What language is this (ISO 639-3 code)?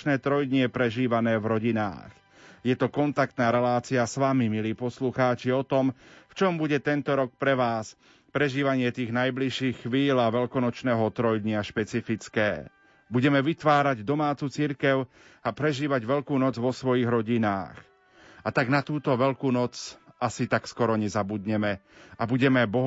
slk